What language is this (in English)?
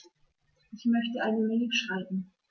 German